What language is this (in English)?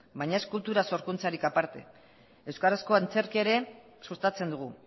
Basque